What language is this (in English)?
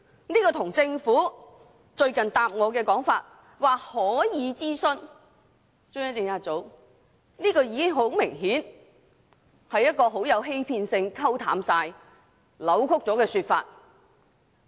Cantonese